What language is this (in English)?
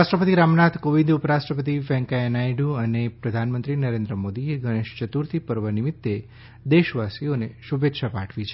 Gujarati